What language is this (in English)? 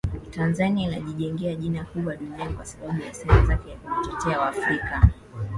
Swahili